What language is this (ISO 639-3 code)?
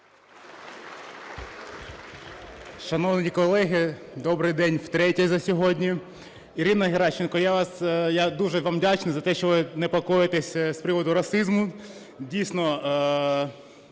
ukr